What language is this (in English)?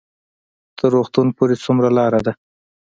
Pashto